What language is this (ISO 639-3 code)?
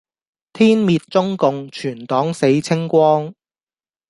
yue